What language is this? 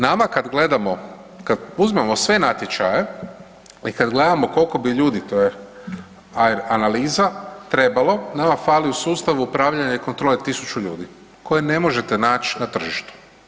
Croatian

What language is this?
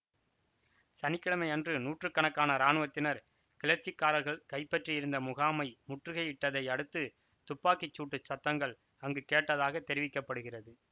Tamil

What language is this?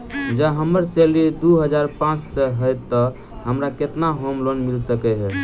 Maithili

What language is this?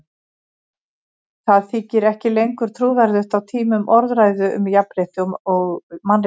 Icelandic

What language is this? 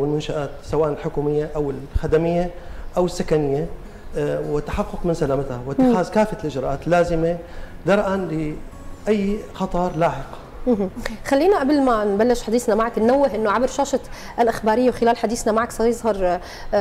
Arabic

